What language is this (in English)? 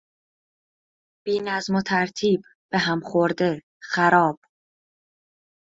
Persian